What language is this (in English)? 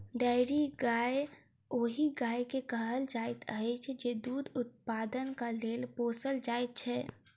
Maithili